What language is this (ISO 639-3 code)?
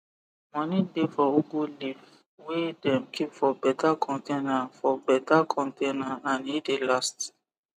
pcm